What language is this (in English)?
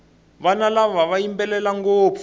Tsonga